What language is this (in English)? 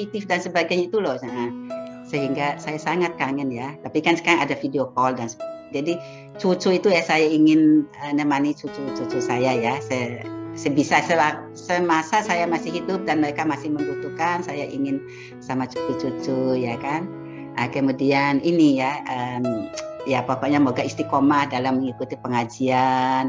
Indonesian